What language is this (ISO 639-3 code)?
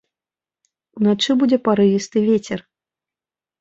bel